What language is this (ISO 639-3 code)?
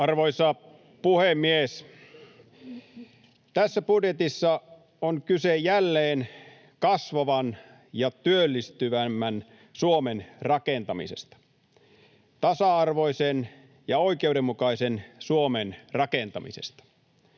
fin